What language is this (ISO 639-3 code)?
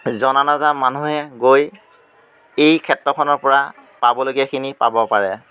asm